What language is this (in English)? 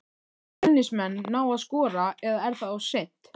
Icelandic